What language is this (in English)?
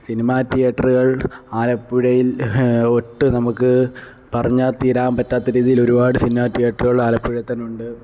Malayalam